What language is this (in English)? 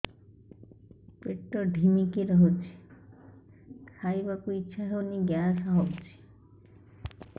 Odia